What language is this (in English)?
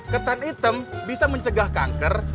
Indonesian